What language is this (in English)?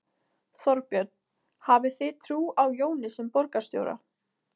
Icelandic